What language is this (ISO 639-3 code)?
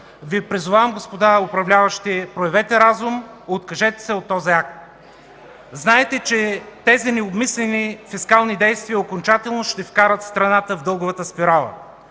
bul